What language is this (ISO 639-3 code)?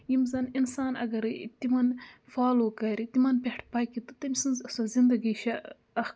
kas